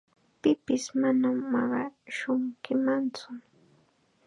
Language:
Chiquián Ancash Quechua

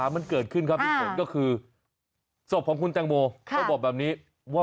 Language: Thai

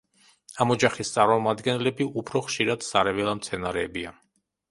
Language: Georgian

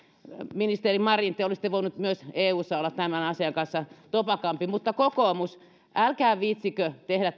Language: Finnish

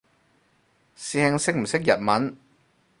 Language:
Cantonese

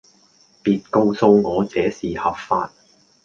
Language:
Cantonese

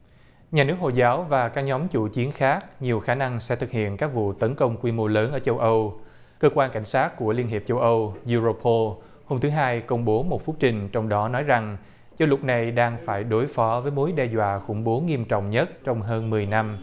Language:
Vietnamese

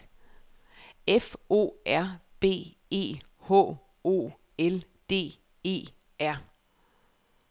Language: Danish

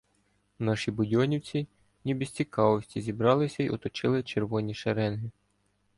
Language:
Ukrainian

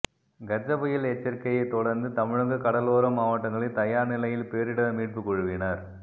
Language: Tamil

